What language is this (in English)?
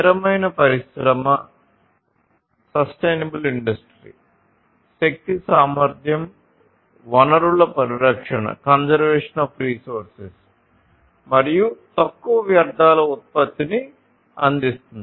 Telugu